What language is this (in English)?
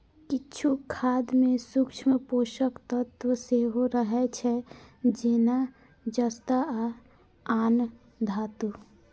Maithili